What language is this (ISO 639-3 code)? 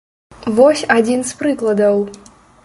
bel